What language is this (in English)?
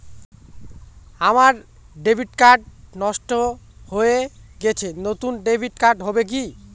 Bangla